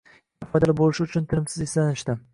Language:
Uzbek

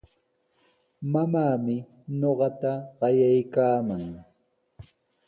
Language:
Sihuas Ancash Quechua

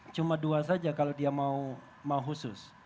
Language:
Indonesian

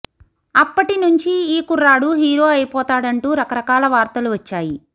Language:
Telugu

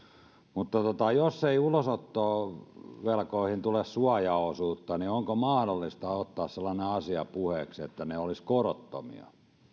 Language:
Finnish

